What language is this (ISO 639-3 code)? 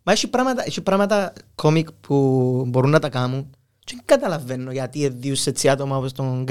ell